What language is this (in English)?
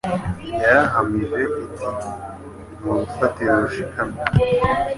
Kinyarwanda